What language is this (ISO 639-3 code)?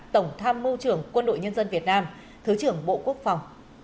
vie